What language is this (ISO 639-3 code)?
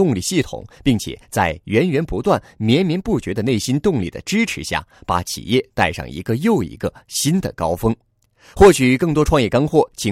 zho